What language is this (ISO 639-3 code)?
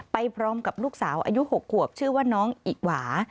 tha